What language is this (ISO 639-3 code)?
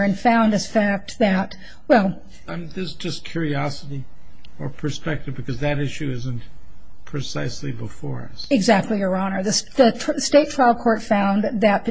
eng